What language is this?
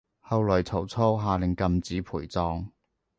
Cantonese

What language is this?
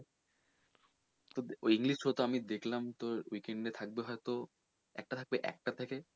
Bangla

